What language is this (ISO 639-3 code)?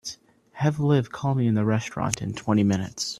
eng